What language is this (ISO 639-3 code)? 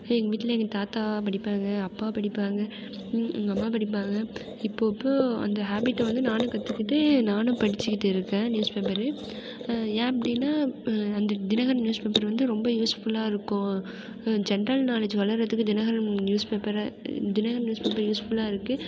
tam